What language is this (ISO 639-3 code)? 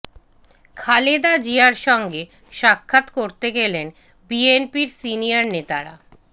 ben